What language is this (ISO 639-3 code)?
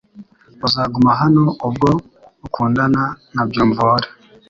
kin